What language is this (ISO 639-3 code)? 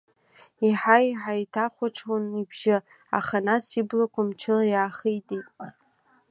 abk